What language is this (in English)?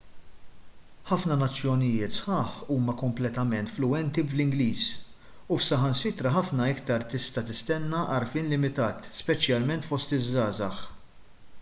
Maltese